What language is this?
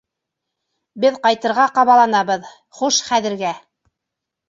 Bashkir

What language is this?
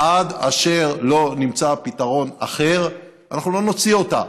Hebrew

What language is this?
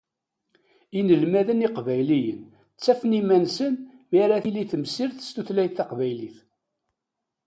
Kabyle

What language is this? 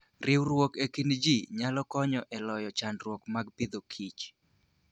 Luo (Kenya and Tanzania)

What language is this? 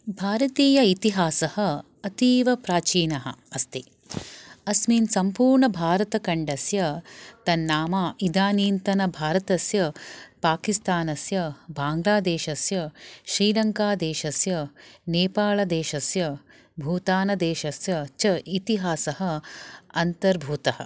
Sanskrit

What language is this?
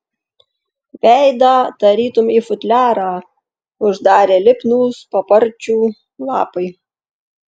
Lithuanian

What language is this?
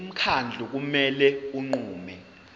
Zulu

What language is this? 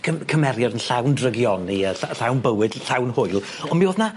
Welsh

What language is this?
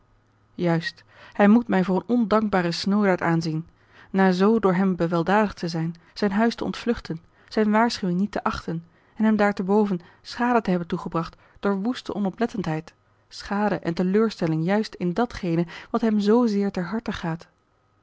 Dutch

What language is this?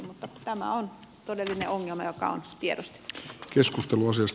Finnish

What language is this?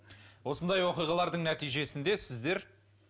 Kazakh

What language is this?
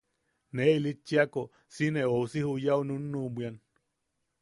Yaqui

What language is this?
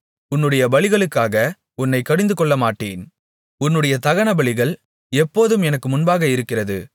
Tamil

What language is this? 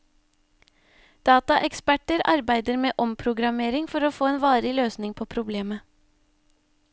Norwegian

